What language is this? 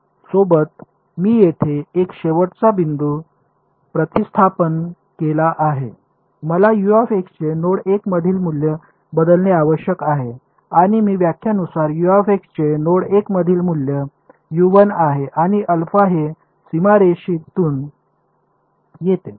Marathi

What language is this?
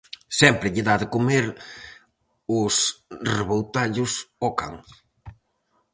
Galician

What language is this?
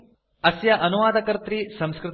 Sanskrit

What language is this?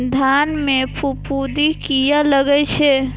Maithili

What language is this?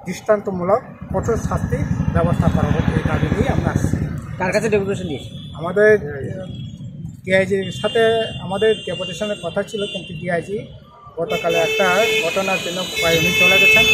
Japanese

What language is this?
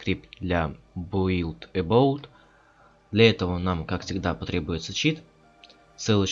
Russian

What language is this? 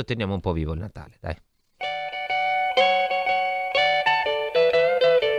Italian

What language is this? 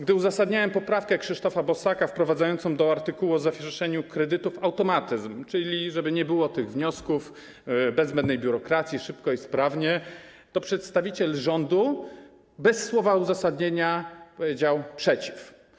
Polish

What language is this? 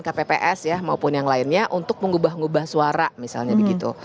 Indonesian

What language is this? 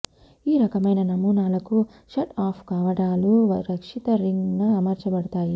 Telugu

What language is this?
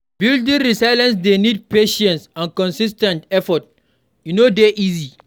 Nigerian Pidgin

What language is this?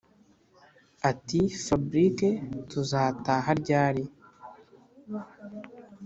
Kinyarwanda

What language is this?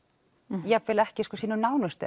Icelandic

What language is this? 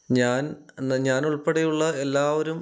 Malayalam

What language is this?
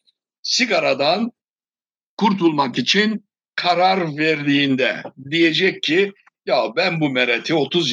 Turkish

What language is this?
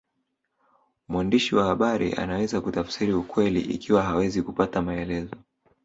Swahili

